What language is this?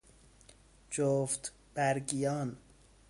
Persian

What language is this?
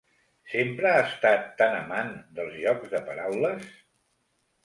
Catalan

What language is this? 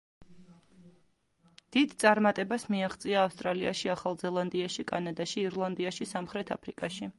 Georgian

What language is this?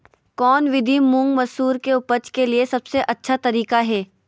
Magahi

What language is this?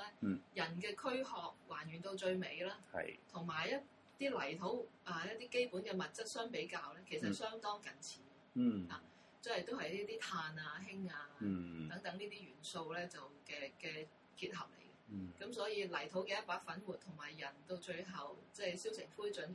Chinese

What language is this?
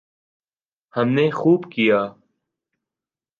Urdu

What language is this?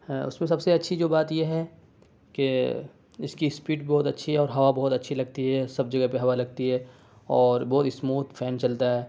Urdu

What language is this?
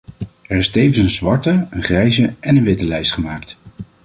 Dutch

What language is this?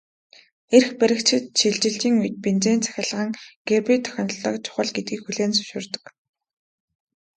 Mongolian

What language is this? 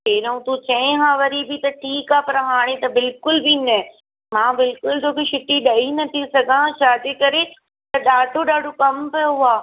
Sindhi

